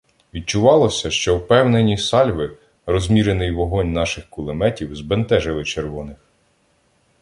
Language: Ukrainian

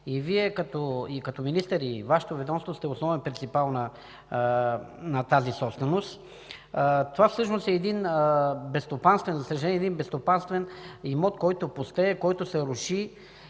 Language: Bulgarian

